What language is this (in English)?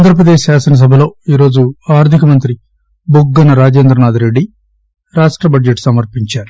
Telugu